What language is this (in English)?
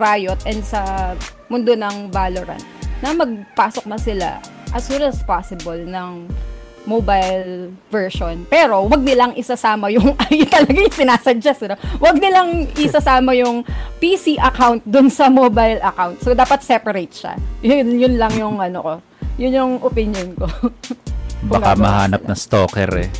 Filipino